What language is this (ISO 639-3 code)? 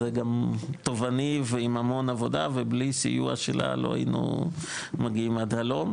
heb